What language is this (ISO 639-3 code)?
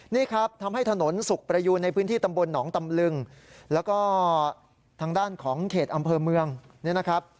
tha